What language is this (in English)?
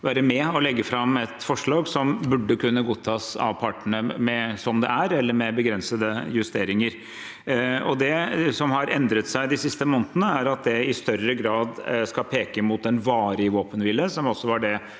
Norwegian